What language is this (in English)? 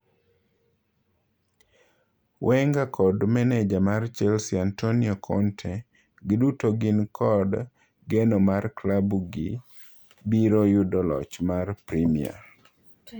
Luo (Kenya and Tanzania)